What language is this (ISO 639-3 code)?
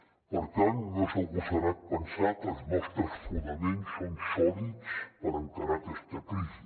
cat